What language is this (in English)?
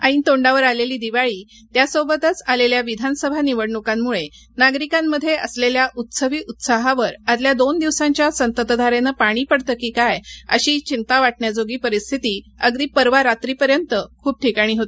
Marathi